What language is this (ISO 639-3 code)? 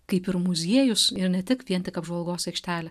lit